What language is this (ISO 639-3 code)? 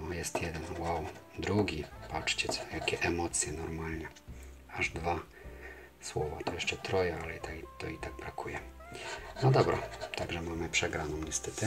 pol